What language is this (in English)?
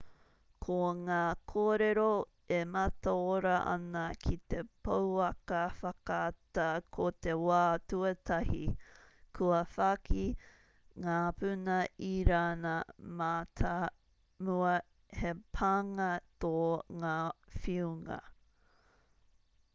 Māori